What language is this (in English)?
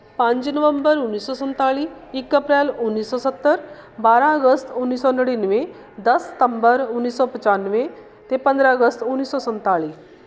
Punjabi